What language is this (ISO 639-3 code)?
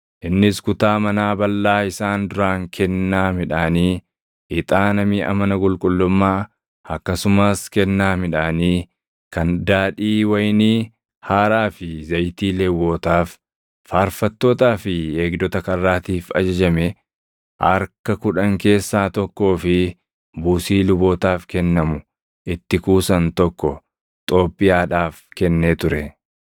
orm